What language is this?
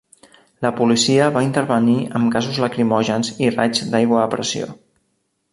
Catalan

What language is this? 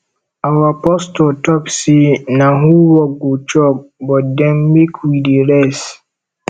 Nigerian Pidgin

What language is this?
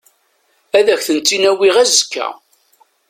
Kabyle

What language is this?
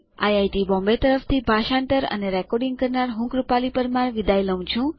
Gujarati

